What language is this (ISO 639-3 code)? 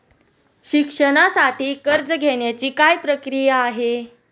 mar